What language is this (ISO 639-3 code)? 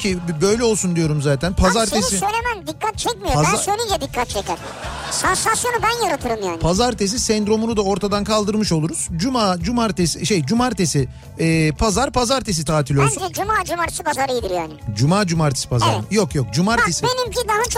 tur